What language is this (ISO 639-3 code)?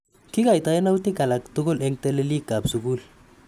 kln